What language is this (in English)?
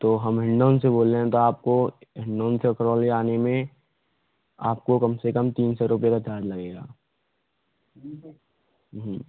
Hindi